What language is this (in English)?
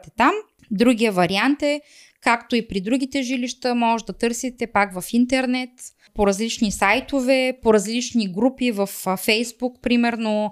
Bulgarian